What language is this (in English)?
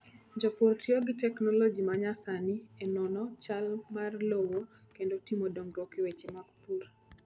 Luo (Kenya and Tanzania)